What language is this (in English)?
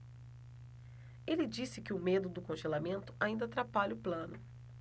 Portuguese